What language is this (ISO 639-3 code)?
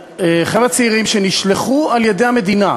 heb